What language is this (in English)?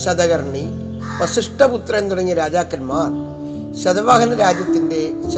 Malayalam